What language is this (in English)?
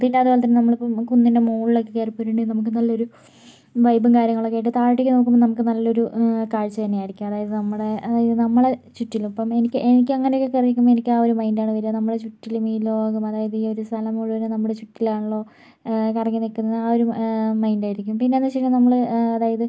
Malayalam